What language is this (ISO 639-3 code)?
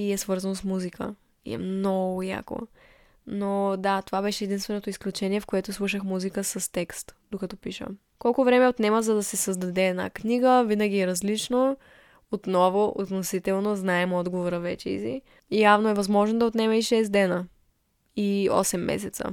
bul